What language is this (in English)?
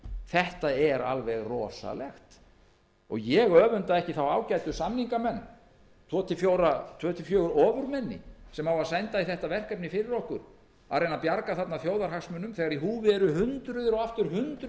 Icelandic